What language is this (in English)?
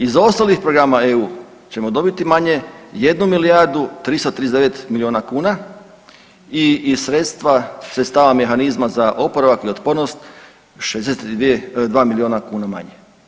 Croatian